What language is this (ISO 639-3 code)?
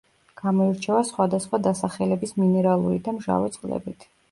kat